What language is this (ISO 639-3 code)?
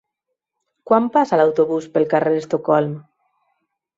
cat